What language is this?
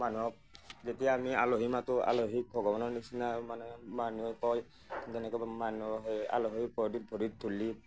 Assamese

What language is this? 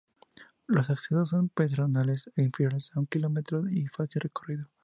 Spanish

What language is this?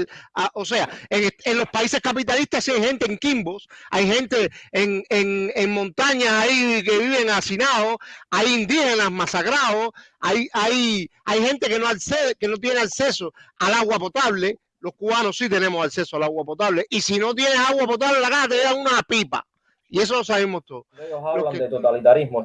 Spanish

